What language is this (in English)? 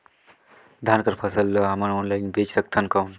Chhattisgarhi